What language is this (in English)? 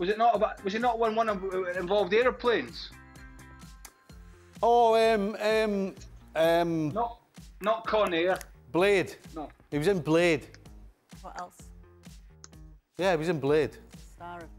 English